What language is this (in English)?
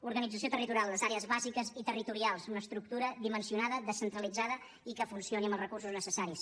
Catalan